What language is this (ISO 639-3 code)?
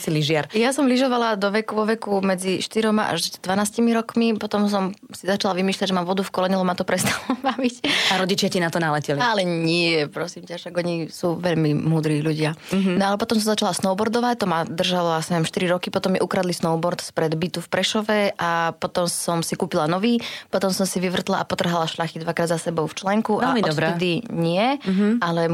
slk